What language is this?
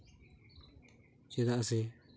Santali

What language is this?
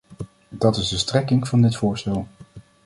Dutch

